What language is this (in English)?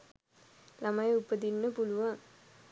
Sinhala